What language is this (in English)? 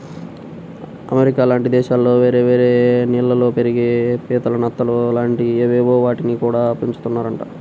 Telugu